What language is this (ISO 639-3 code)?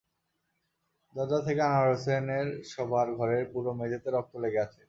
ben